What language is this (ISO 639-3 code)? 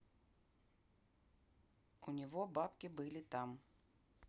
rus